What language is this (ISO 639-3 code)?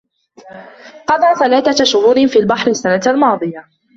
ara